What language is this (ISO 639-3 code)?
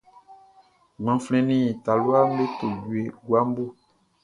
bci